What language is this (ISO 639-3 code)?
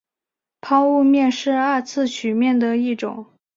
zho